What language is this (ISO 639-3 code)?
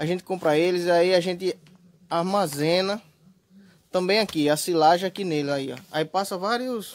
por